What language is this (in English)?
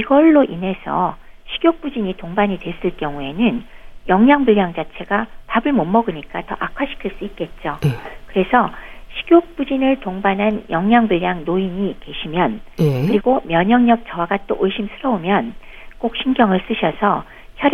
Korean